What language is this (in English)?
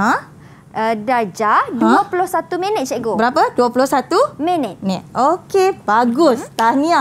Malay